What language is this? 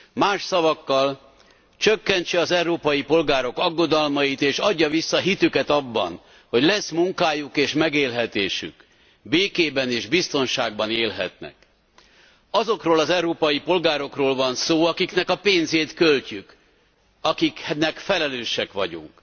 Hungarian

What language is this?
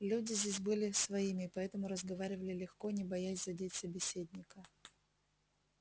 Russian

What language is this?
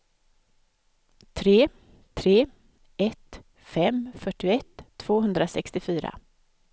Swedish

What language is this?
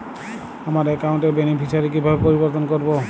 Bangla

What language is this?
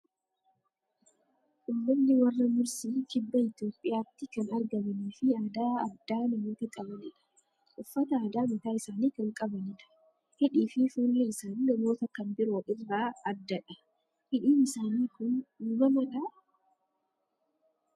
Oromo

